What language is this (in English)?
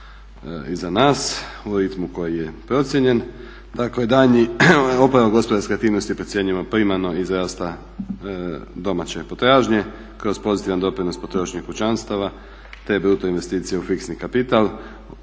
Croatian